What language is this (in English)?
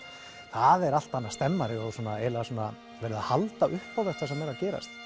Icelandic